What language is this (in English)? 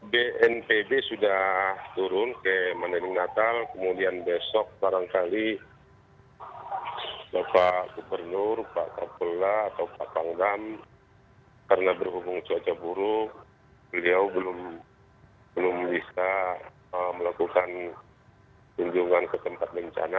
Indonesian